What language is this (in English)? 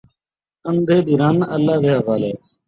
Saraiki